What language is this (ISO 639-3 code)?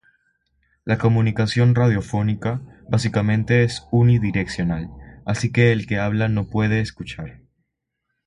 spa